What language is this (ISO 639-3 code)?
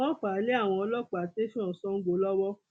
yor